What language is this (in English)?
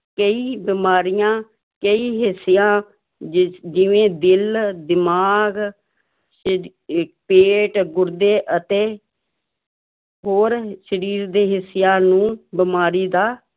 Punjabi